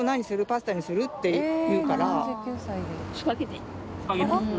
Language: Japanese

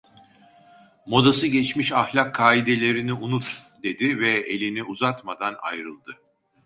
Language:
Turkish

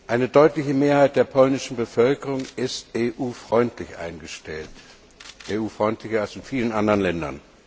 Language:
German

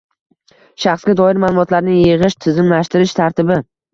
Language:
Uzbek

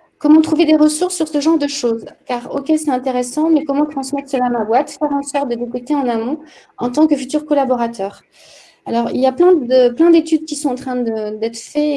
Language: French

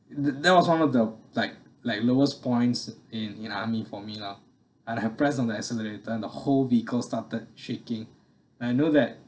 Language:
English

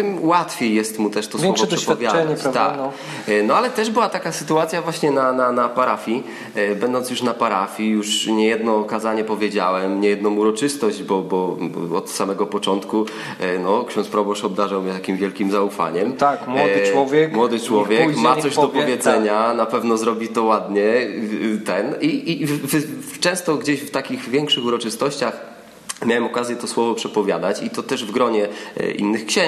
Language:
Polish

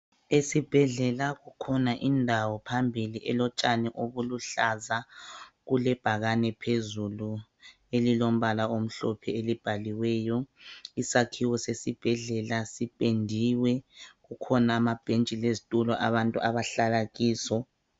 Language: North Ndebele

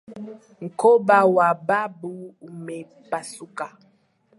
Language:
Swahili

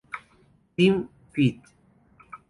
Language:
Spanish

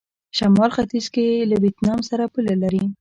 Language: Pashto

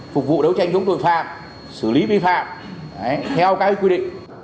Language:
Vietnamese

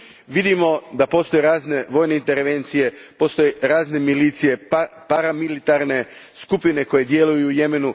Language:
Croatian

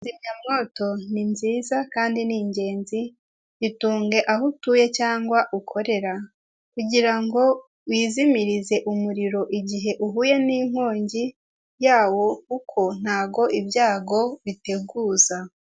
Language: Kinyarwanda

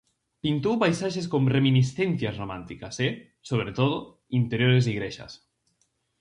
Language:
Galician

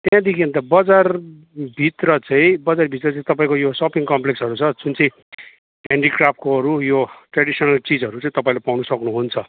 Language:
Nepali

